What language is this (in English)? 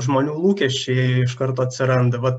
Lithuanian